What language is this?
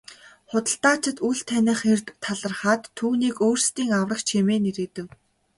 Mongolian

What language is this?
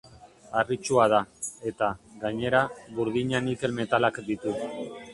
Basque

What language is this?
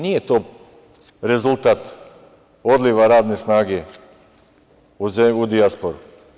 Serbian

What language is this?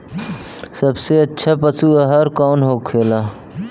Bhojpuri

